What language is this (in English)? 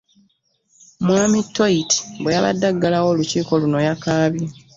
Ganda